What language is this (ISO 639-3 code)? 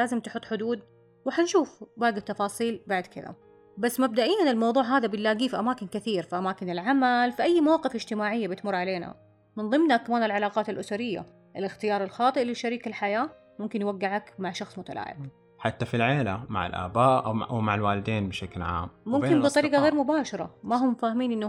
ara